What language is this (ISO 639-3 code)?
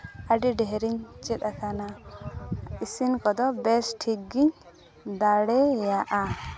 sat